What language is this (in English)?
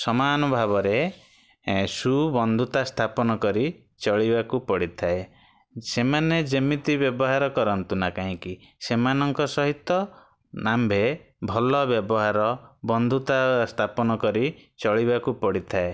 Odia